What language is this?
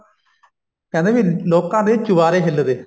Punjabi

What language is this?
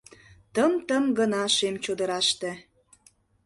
Mari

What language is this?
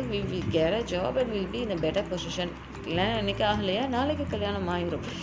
Tamil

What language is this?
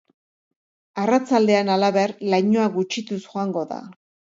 Basque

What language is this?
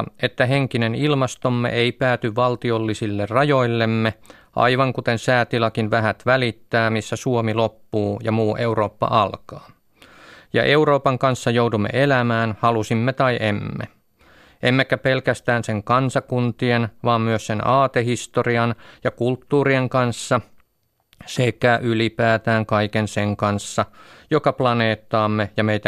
Finnish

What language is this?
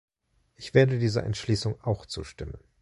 German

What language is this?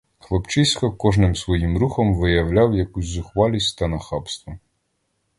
Ukrainian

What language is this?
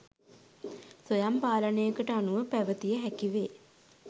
Sinhala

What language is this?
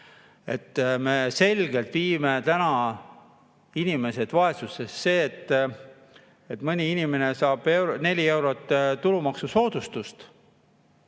Estonian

